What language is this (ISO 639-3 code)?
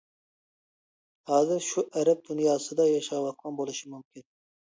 uig